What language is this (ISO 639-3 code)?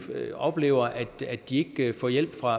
dan